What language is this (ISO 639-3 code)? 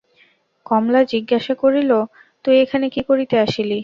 ben